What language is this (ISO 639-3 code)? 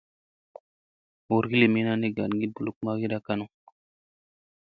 mse